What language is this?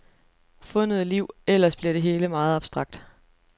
Danish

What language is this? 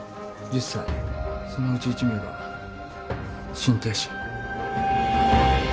Japanese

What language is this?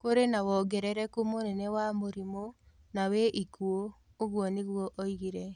Kikuyu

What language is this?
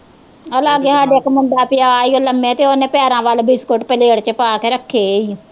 Punjabi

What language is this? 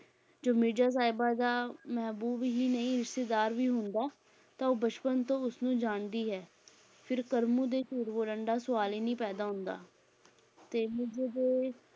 Punjabi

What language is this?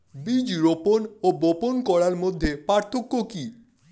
Bangla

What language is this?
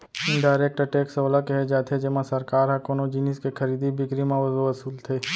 Chhattisgarhi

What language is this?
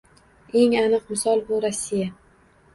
Uzbek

